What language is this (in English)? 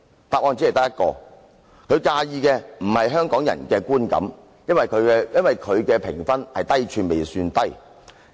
Cantonese